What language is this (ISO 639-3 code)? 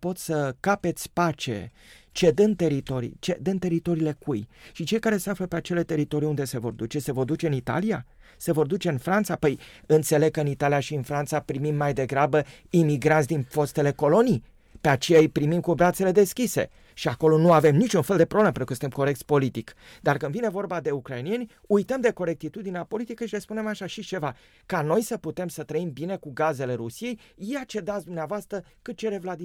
ron